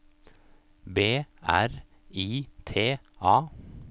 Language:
Norwegian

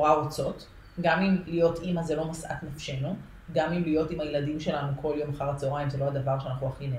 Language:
Hebrew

